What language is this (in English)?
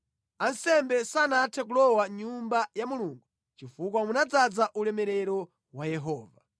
Nyanja